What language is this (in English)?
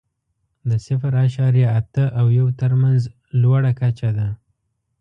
Pashto